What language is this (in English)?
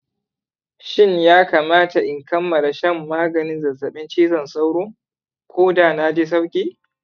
Hausa